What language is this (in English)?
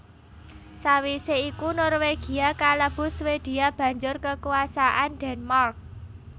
Javanese